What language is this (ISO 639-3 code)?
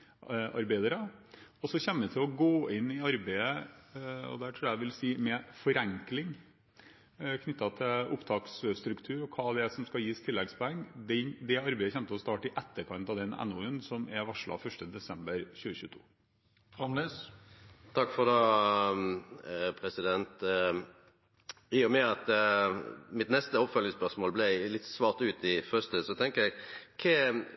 nor